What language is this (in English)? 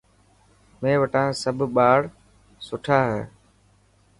Dhatki